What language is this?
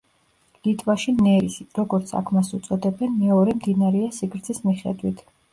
Georgian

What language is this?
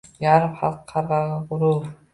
Uzbek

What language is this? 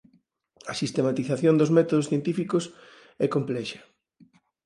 Galician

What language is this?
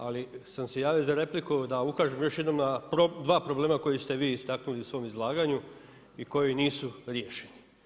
Croatian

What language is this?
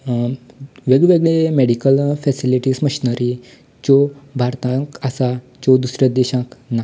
Konkani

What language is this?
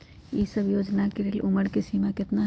Magahi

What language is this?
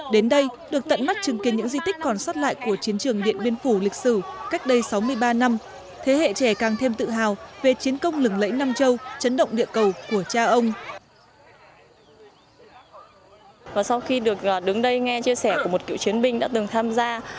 Vietnamese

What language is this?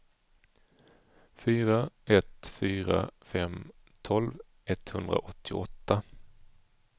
Swedish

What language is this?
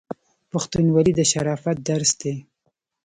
Pashto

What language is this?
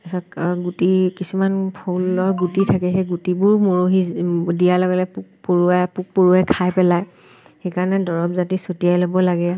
Assamese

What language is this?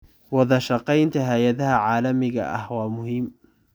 Somali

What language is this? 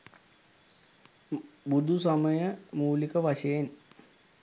Sinhala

